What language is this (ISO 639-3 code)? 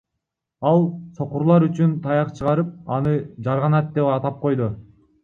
kir